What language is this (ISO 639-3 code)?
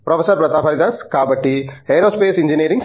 tel